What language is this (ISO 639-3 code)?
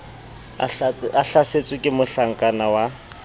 sot